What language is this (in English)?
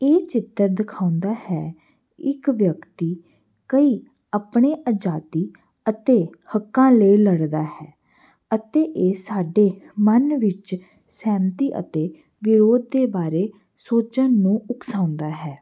Punjabi